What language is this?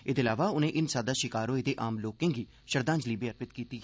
Dogri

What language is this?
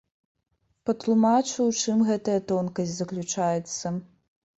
Belarusian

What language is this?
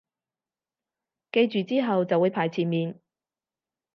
Cantonese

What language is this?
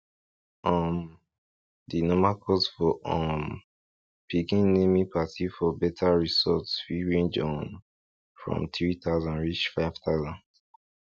Nigerian Pidgin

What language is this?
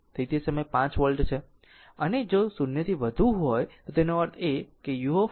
Gujarati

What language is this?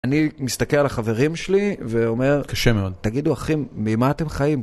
Hebrew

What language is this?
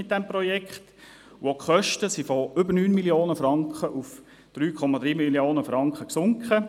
Swiss German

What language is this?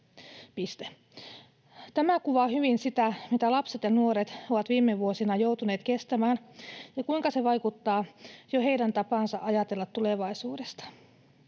Finnish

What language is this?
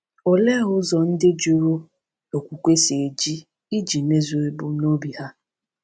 Igbo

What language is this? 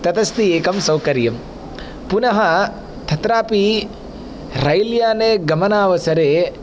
Sanskrit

